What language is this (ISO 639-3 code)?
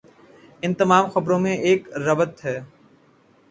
urd